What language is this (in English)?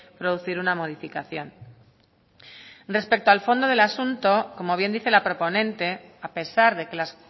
Spanish